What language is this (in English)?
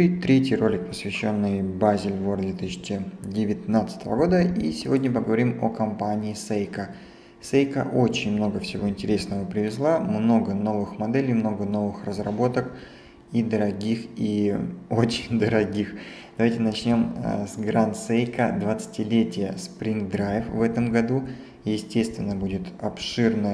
Russian